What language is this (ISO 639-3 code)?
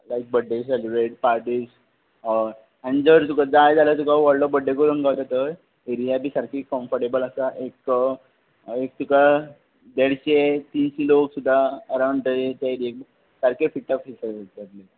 kok